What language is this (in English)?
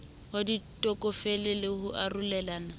Southern Sotho